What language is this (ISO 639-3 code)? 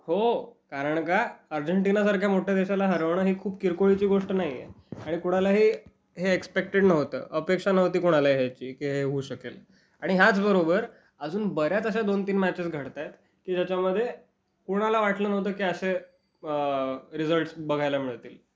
mar